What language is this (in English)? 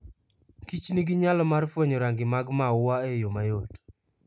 Luo (Kenya and Tanzania)